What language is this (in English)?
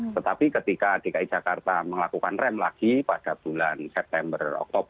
Indonesian